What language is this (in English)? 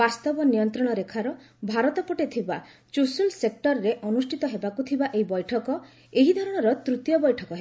Odia